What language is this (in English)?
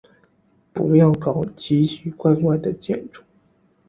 Chinese